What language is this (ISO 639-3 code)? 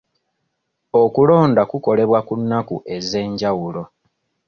lug